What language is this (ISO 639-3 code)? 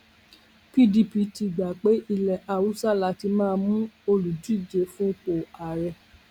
yor